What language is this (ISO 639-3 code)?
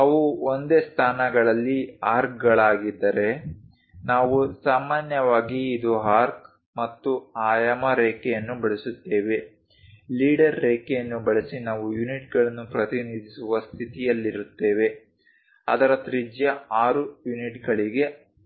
kan